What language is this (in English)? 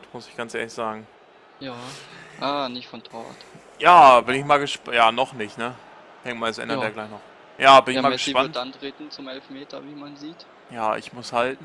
German